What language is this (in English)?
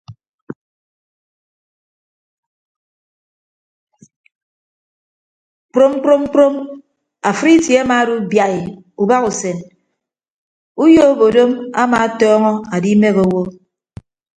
Ibibio